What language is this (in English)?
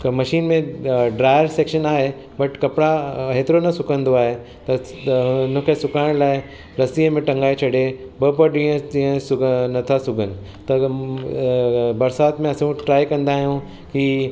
Sindhi